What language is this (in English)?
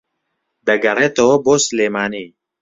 Central Kurdish